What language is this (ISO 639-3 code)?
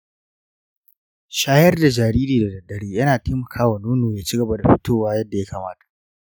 hau